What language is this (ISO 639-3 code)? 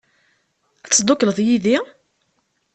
kab